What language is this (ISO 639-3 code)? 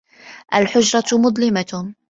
ara